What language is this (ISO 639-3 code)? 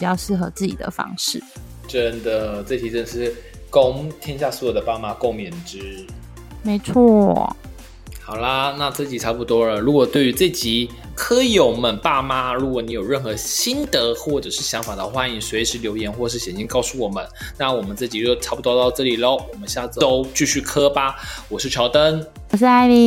zho